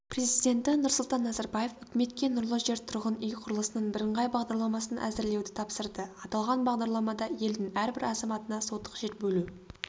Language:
Kazakh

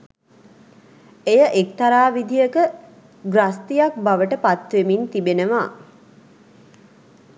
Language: Sinhala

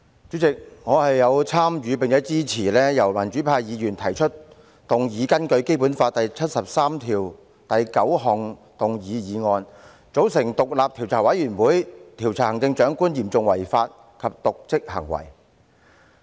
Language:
Cantonese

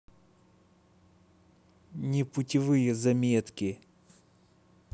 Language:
Russian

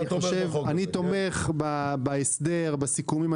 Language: Hebrew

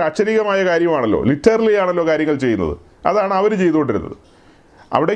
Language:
Malayalam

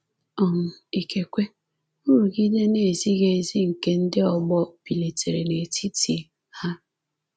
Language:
Igbo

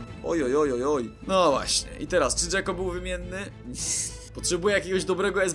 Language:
Polish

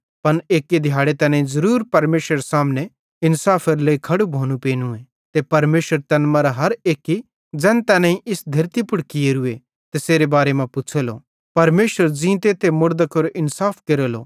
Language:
Bhadrawahi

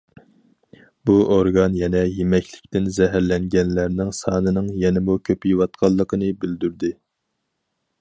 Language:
Uyghur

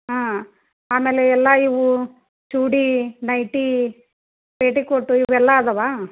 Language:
Kannada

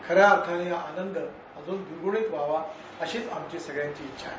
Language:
Marathi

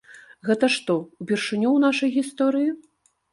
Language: Belarusian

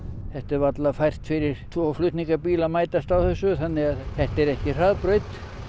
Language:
Icelandic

